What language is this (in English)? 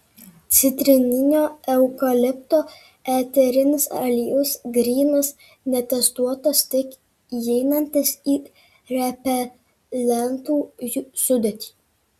Lithuanian